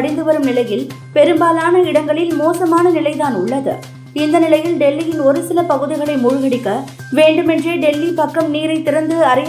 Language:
Tamil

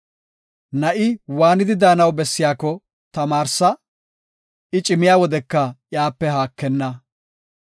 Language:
Gofa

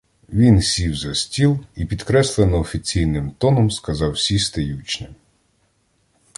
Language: Ukrainian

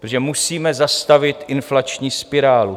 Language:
Czech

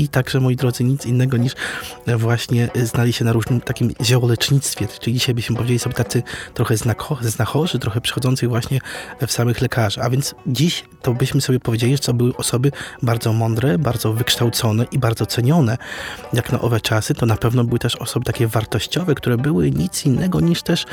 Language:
Polish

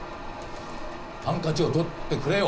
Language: Japanese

